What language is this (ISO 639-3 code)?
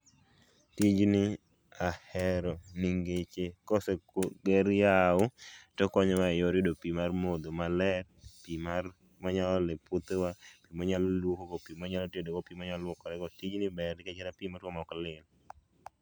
luo